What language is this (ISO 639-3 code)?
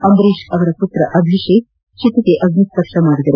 kan